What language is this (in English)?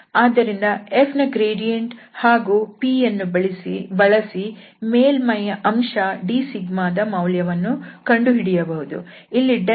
Kannada